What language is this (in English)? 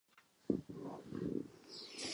Czech